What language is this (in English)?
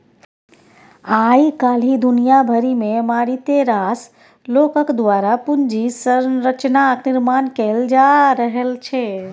Maithili